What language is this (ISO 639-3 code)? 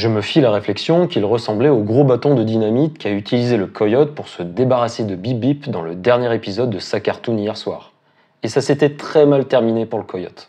fra